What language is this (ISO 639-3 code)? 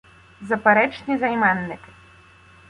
ukr